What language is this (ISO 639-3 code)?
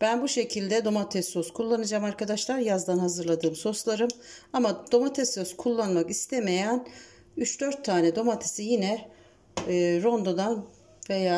tur